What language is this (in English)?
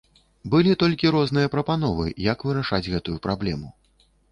Belarusian